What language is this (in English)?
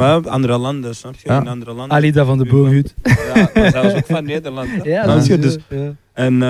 Dutch